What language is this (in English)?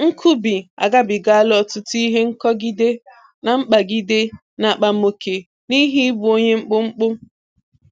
Igbo